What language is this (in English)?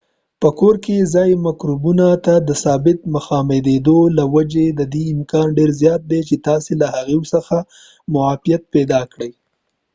Pashto